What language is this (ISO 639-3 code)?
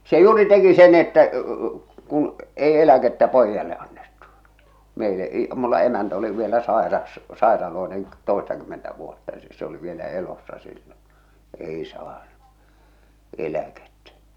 fin